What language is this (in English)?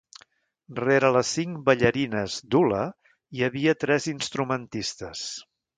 Catalan